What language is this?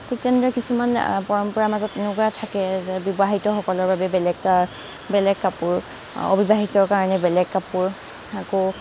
Assamese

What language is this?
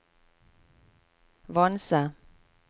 Norwegian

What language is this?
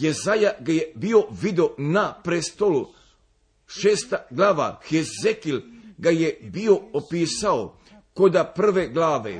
Croatian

